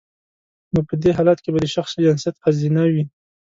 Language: Pashto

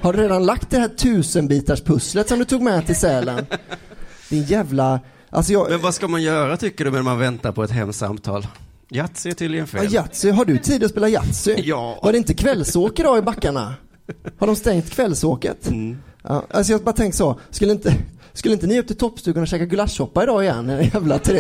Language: Swedish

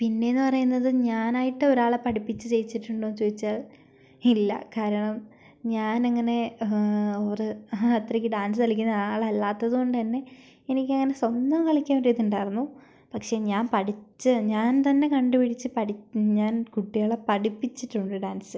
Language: Malayalam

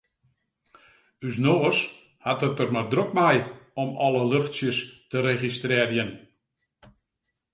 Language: Western Frisian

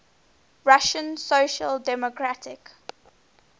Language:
English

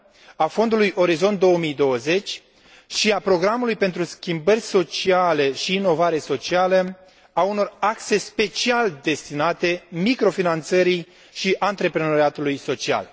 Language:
Romanian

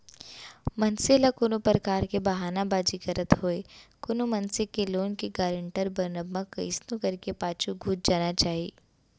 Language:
Chhattisgarhi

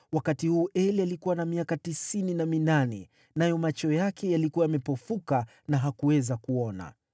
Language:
Swahili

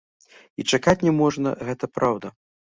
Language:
Belarusian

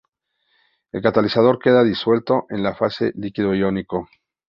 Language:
Spanish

